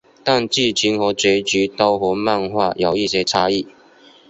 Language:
Chinese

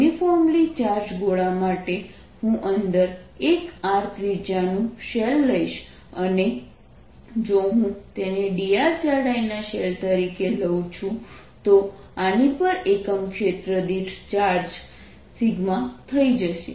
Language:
Gujarati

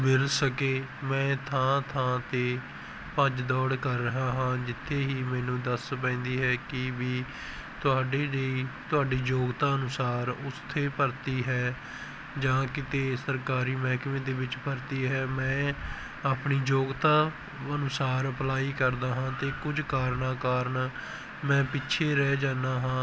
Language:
Punjabi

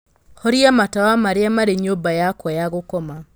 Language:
Kikuyu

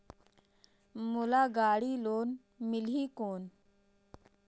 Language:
Chhattisgarhi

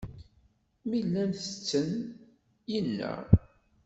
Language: Kabyle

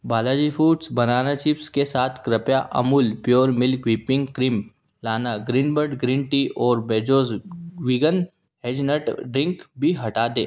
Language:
Hindi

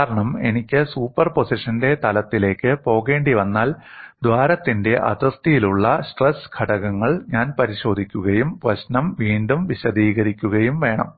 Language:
Malayalam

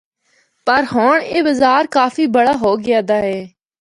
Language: Northern Hindko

